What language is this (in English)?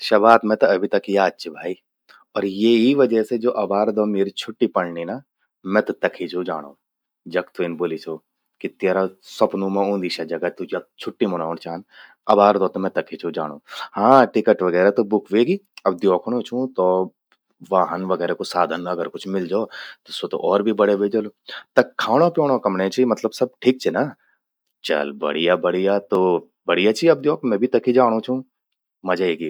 Garhwali